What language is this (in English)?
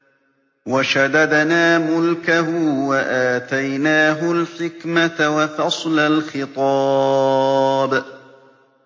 Arabic